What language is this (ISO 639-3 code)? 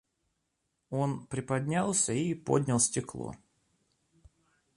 rus